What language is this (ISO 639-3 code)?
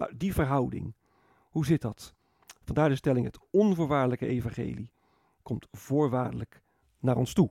nld